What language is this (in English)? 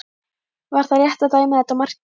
Icelandic